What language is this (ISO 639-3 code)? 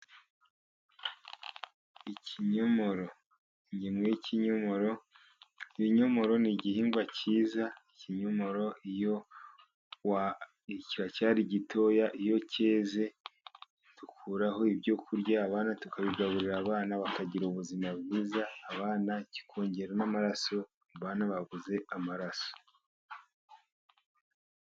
kin